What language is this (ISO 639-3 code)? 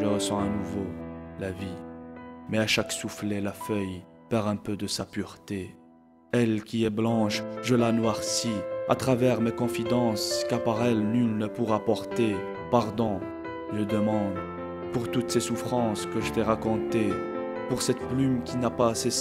fra